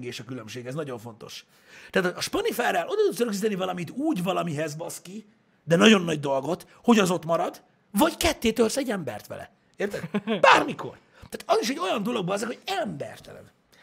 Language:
Hungarian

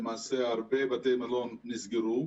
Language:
Hebrew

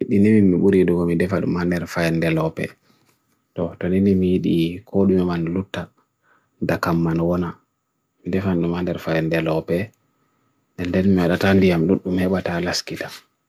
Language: Bagirmi Fulfulde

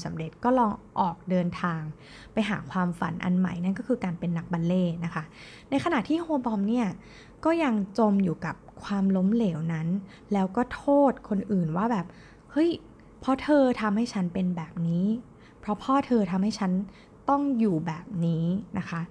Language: Thai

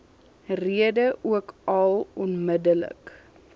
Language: Afrikaans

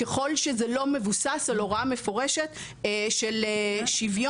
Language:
Hebrew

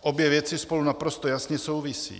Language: Czech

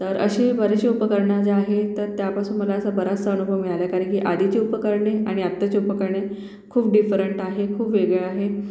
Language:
Marathi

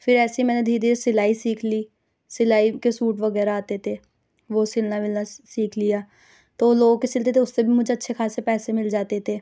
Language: Urdu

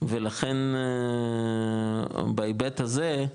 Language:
Hebrew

